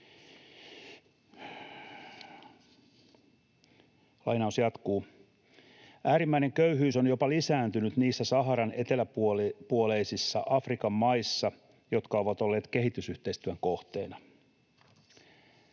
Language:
Finnish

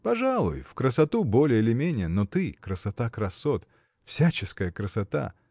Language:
Russian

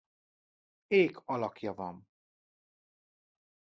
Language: Hungarian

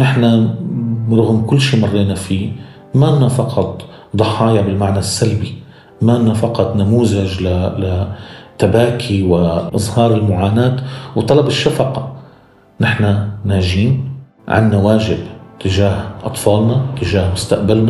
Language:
Arabic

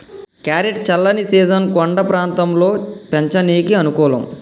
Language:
Telugu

